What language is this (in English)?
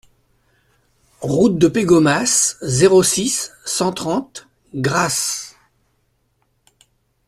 French